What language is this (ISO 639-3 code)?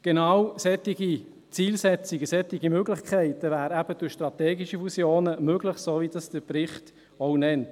gsw